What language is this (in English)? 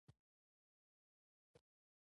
Pashto